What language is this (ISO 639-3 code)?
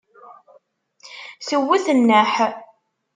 kab